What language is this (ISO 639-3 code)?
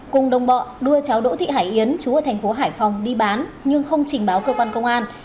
vie